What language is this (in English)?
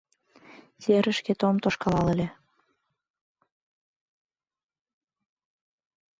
Mari